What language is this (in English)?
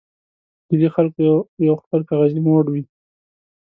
Pashto